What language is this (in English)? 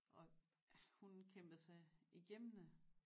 Danish